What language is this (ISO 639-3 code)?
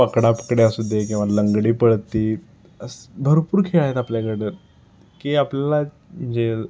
mar